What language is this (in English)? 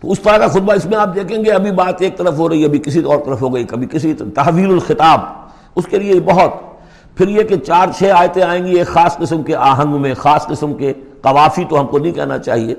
Urdu